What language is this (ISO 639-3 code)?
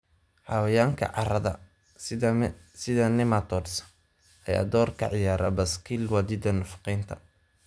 som